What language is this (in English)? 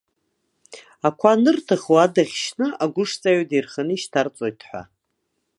Abkhazian